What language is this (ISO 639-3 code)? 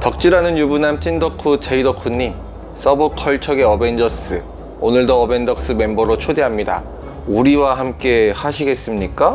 kor